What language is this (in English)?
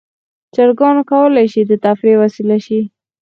Pashto